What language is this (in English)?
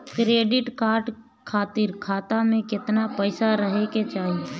Bhojpuri